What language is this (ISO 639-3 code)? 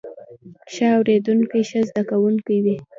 pus